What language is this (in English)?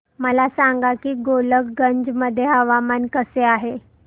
Marathi